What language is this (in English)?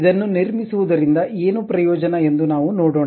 Kannada